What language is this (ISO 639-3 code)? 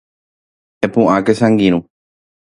grn